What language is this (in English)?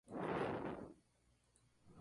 Spanish